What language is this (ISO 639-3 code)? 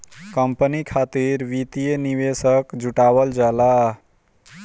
bho